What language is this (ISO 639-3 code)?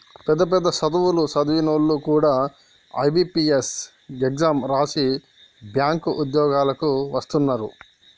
tel